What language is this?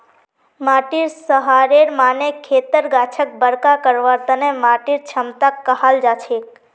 Magahi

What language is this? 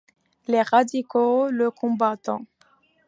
French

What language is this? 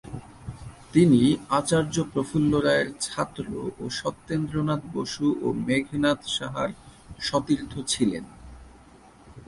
Bangla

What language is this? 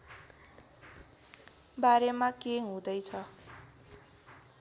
Nepali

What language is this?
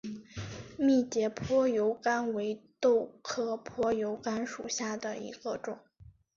Chinese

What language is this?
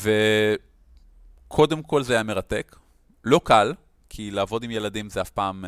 Hebrew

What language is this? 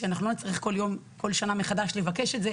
Hebrew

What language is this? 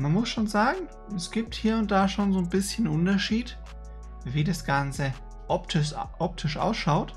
German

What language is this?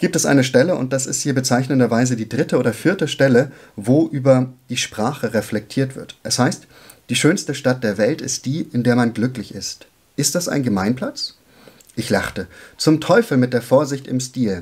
German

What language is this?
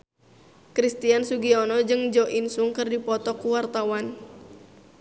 Sundanese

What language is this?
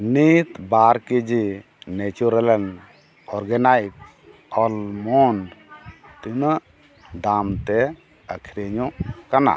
Santali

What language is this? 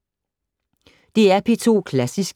Danish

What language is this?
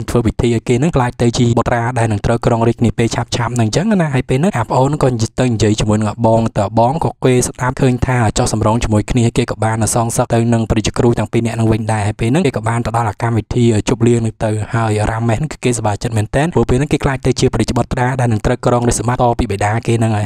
Indonesian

